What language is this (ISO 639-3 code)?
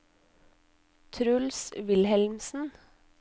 nor